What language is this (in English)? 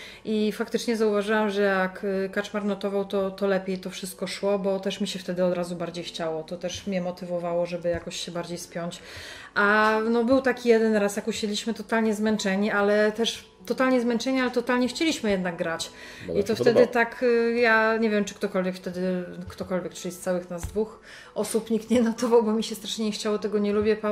Polish